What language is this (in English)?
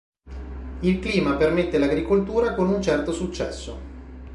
Italian